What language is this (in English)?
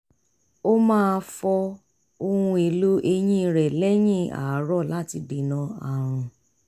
Yoruba